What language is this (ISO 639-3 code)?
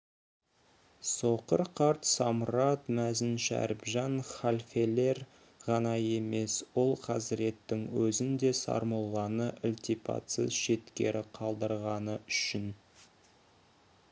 kaz